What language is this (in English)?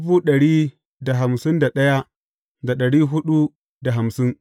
Hausa